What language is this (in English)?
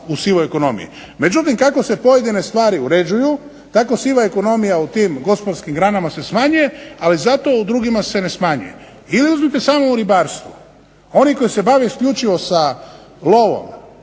Croatian